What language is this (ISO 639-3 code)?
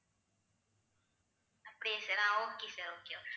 tam